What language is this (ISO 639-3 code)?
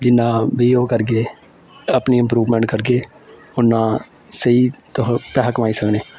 doi